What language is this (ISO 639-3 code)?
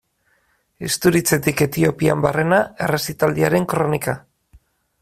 eus